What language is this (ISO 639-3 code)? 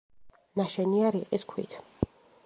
kat